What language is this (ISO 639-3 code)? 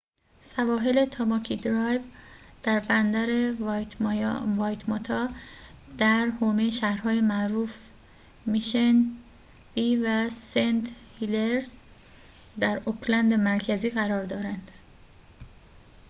fas